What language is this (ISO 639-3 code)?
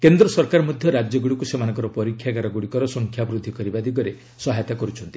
ori